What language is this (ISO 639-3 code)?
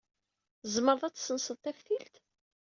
kab